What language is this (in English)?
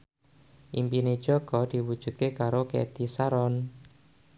Javanese